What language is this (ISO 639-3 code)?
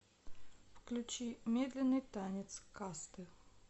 rus